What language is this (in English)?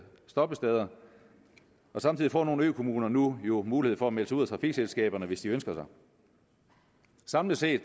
Danish